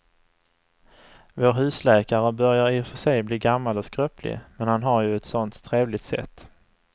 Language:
Swedish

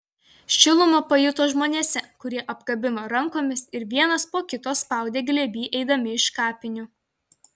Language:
Lithuanian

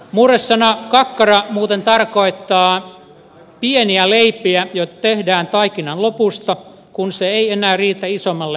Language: Finnish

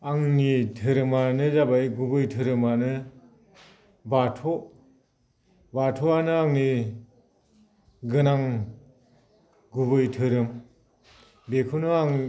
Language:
Bodo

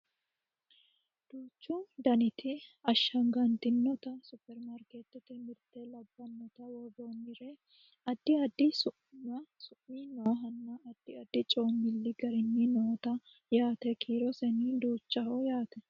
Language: Sidamo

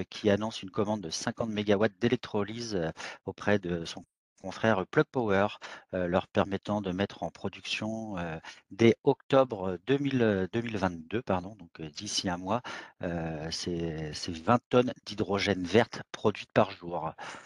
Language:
French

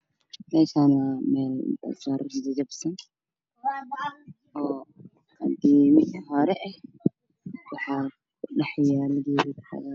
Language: Somali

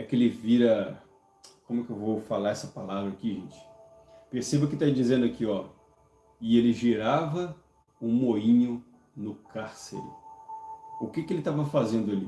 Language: Portuguese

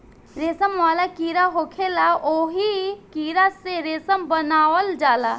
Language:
Bhojpuri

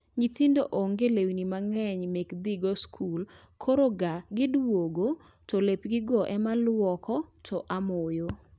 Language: Luo (Kenya and Tanzania)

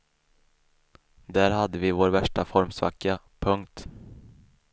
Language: Swedish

